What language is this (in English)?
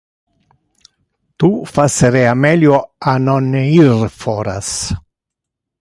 Interlingua